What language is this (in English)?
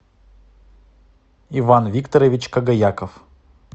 Russian